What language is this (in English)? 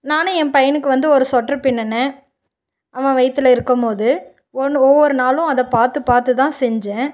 Tamil